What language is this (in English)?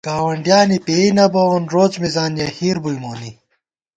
Gawar-Bati